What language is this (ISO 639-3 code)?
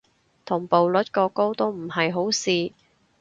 yue